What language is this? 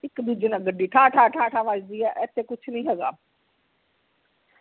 Punjabi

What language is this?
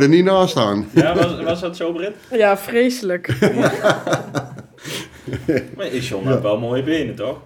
Dutch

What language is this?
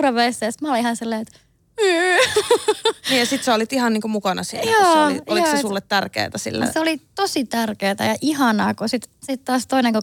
Finnish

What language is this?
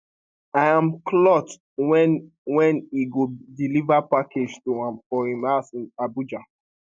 Nigerian Pidgin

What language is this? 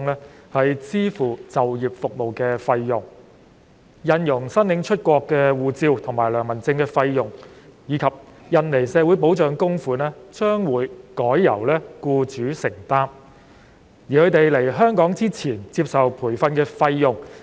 Cantonese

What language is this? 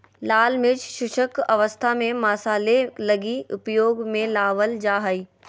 Magahi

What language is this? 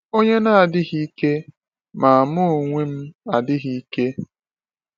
Igbo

